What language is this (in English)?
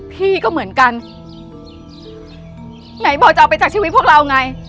Thai